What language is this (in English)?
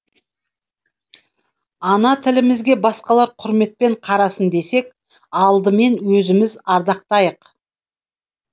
Kazakh